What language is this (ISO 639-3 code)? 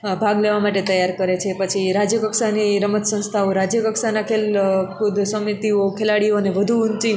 guj